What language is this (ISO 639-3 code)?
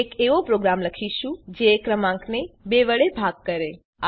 guj